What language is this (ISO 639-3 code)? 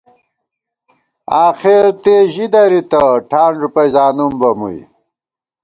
gwt